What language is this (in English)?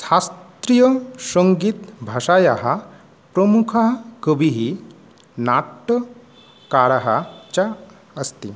Sanskrit